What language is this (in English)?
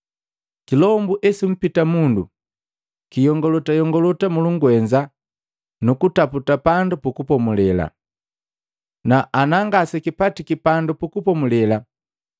Matengo